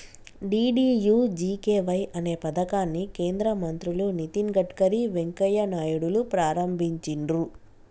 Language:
Telugu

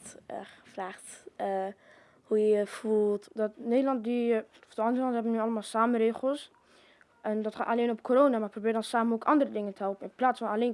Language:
Dutch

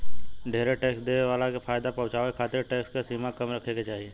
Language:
Bhojpuri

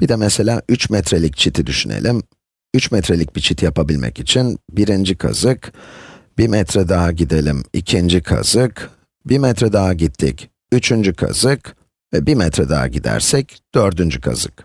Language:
Turkish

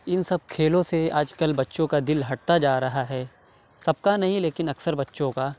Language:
Urdu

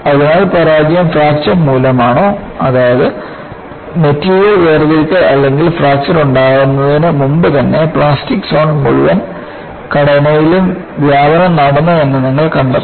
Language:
Malayalam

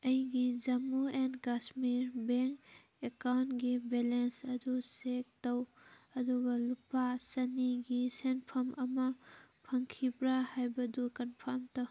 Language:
Manipuri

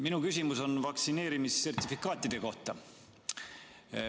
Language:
Estonian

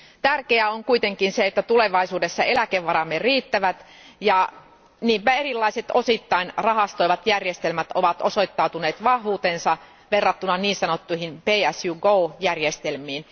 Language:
Finnish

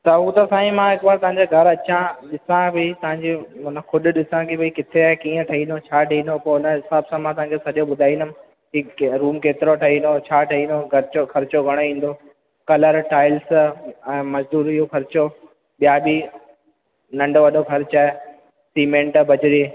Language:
Sindhi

